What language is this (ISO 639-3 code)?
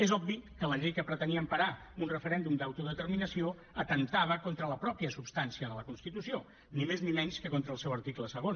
cat